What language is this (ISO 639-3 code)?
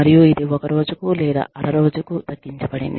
tel